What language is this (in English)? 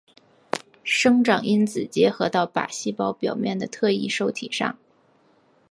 Chinese